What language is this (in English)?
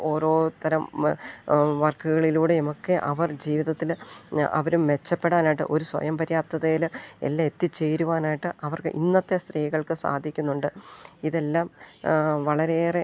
Malayalam